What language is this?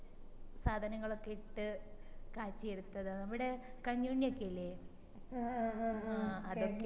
Malayalam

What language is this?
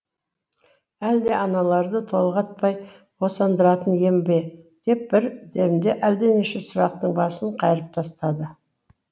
Kazakh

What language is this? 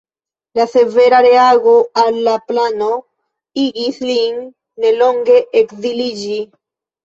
Esperanto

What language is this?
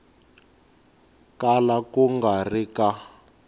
Tsonga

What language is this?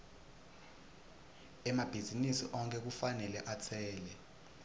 Swati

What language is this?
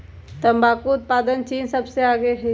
Magahi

